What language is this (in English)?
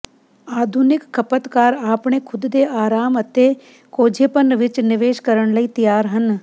Punjabi